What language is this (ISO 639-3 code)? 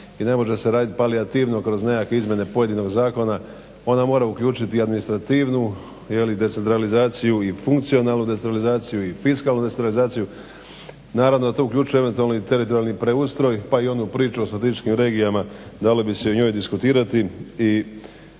hrv